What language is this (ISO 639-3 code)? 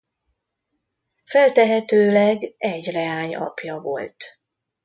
hun